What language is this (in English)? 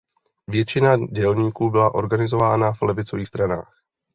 Czech